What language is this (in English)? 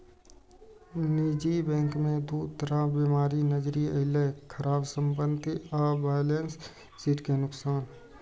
Maithili